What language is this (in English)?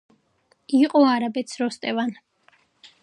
Georgian